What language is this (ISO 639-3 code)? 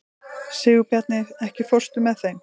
isl